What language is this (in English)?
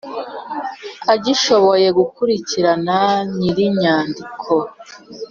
Kinyarwanda